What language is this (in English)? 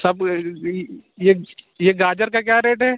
Urdu